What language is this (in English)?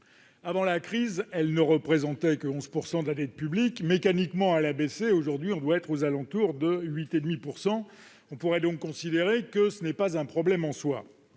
French